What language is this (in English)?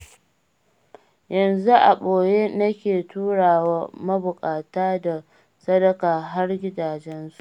Hausa